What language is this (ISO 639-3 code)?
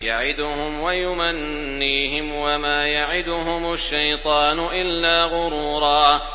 ara